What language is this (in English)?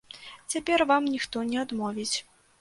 Belarusian